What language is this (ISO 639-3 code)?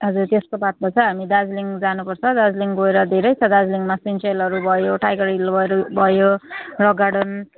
nep